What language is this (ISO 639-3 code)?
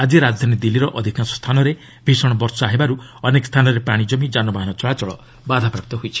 ori